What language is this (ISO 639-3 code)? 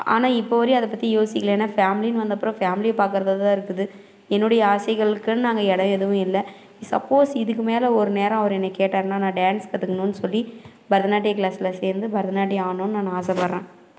tam